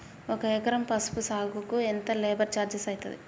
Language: Telugu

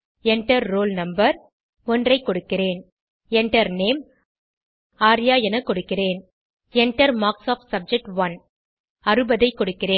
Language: Tamil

